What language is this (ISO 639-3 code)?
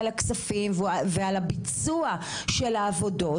heb